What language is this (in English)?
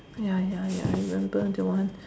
English